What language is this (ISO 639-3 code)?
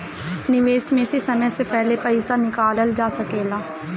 bho